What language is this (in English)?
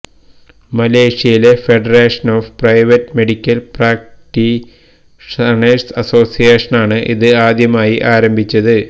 Malayalam